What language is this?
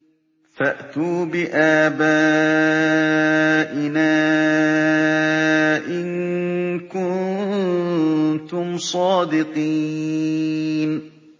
Arabic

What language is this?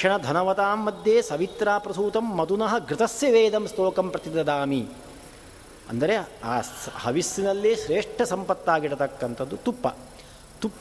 Kannada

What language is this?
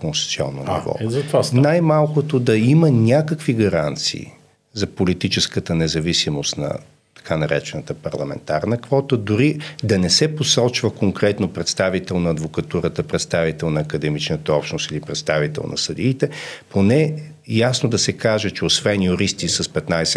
Bulgarian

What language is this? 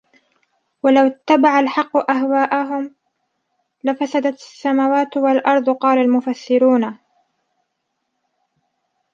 Arabic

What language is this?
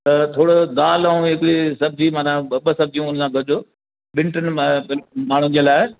Sindhi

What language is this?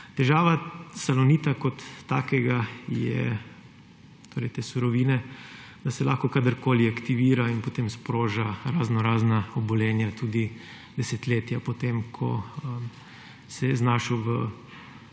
Slovenian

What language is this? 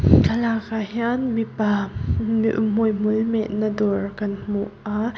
Mizo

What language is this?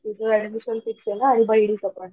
Marathi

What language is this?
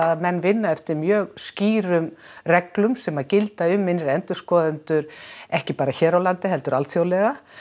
Icelandic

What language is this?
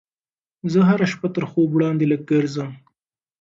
Pashto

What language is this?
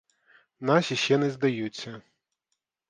Ukrainian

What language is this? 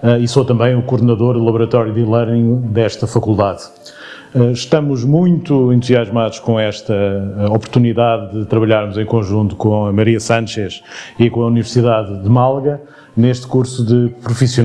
Spanish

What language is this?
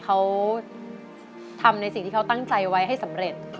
Thai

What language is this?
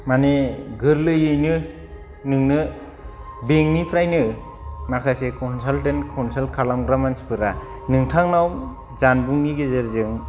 Bodo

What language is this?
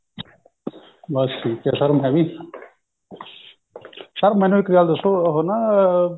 Punjabi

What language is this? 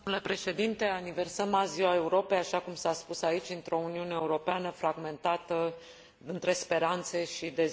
Romanian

